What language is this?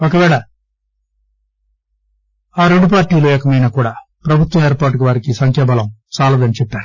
Telugu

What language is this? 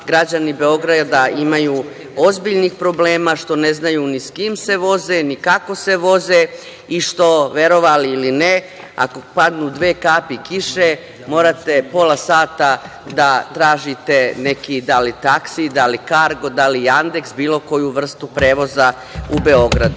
Serbian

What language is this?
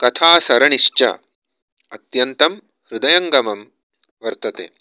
Sanskrit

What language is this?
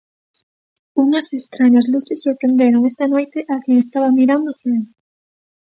Galician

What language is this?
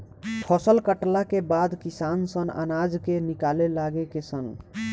Bhojpuri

